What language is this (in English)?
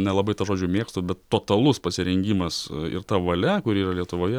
Lithuanian